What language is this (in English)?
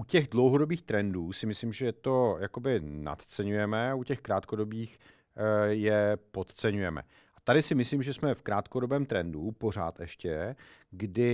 Czech